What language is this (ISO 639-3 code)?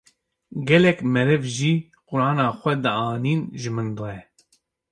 kur